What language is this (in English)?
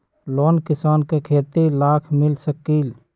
Magahi